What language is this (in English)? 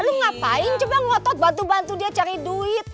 Indonesian